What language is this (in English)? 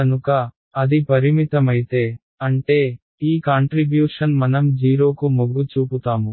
Telugu